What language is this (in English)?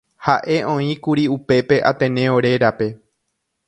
Guarani